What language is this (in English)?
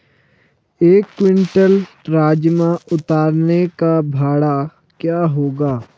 Hindi